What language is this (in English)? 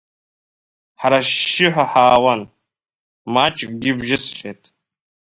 Abkhazian